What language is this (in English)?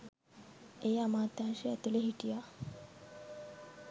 Sinhala